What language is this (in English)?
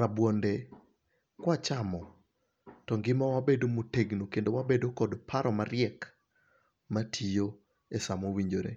Luo (Kenya and Tanzania)